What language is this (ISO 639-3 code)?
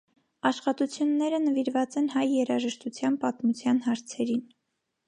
hye